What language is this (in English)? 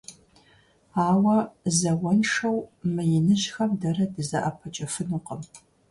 Kabardian